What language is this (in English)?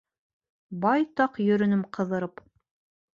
Bashkir